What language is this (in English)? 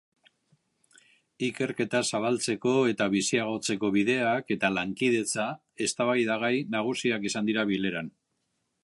Basque